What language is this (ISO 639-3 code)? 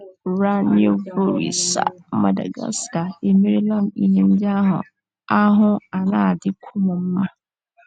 ibo